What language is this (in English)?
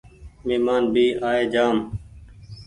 Goaria